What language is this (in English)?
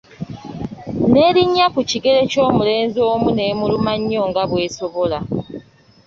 Ganda